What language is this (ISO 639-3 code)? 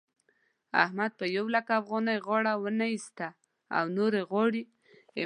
pus